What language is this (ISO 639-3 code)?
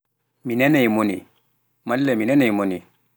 fuf